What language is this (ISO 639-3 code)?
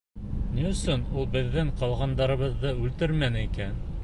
bak